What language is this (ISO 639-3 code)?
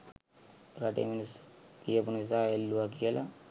sin